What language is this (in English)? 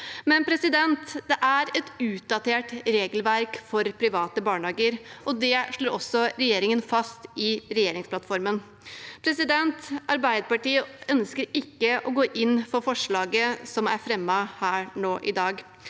Norwegian